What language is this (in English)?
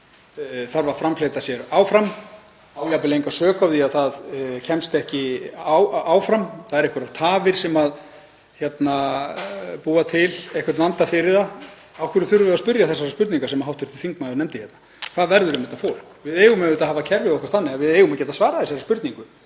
Icelandic